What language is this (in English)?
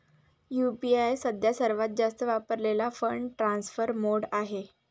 Marathi